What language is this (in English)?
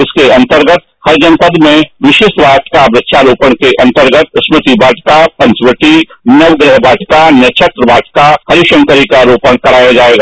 Hindi